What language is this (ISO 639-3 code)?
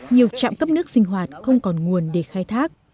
vie